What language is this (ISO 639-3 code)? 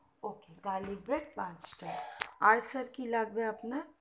ben